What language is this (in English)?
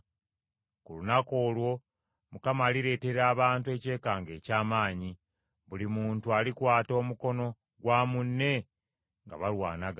Ganda